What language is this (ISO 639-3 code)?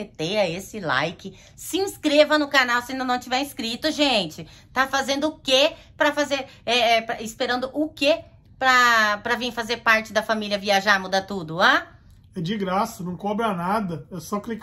por